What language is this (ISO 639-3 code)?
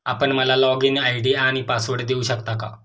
mar